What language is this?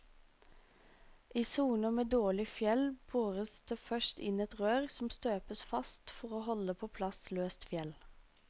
Norwegian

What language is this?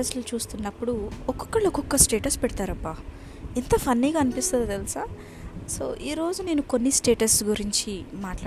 Telugu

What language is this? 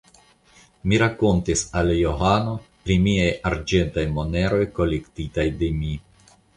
Esperanto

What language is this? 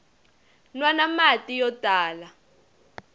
Tsonga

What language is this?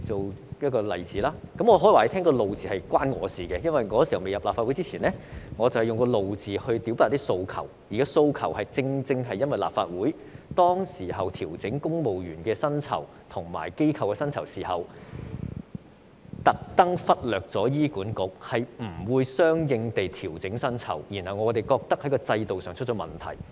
Cantonese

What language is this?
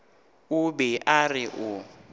Northern Sotho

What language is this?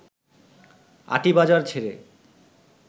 Bangla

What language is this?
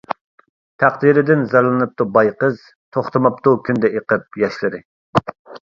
Uyghur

